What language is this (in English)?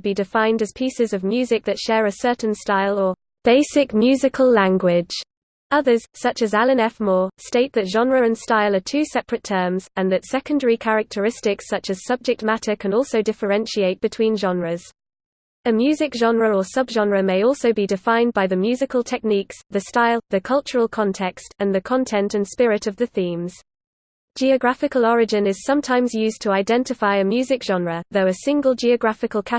English